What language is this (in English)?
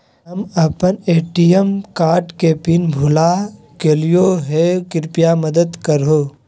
Magahi